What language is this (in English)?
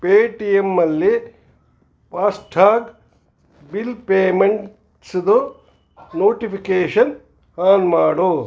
Kannada